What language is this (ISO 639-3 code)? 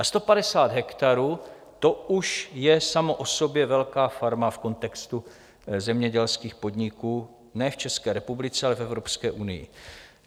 ces